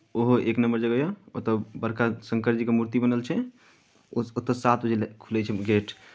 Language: Maithili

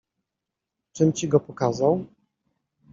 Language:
Polish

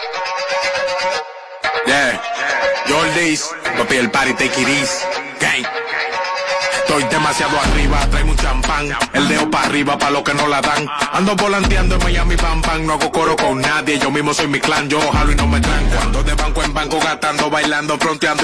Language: Spanish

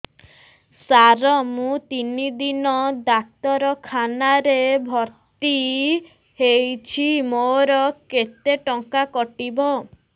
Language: Odia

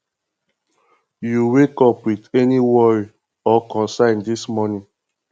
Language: Nigerian Pidgin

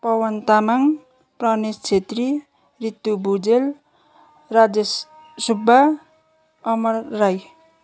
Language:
Nepali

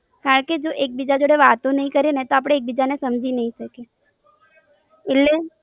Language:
Gujarati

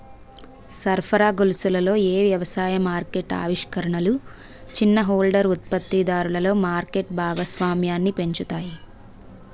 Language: Telugu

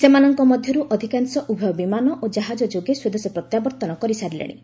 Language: Odia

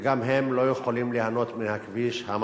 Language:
Hebrew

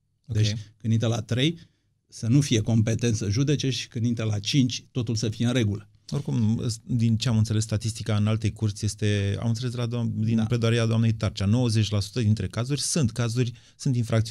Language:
Romanian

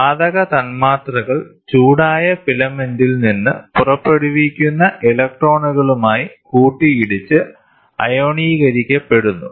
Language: Malayalam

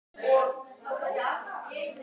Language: Icelandic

